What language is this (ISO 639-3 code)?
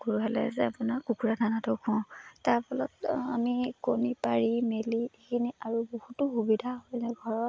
asm